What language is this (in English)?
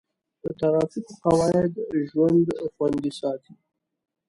Pashto